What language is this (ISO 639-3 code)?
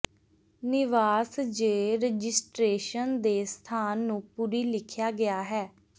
pan